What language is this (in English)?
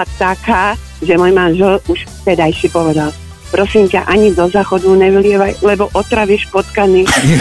Slovak